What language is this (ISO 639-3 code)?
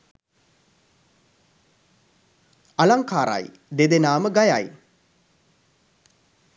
sin